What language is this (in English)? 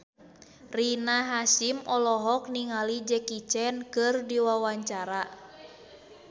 Sundanese